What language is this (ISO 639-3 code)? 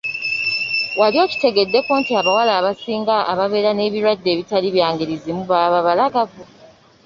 lug